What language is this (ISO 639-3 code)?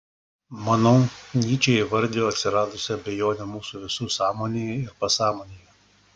lit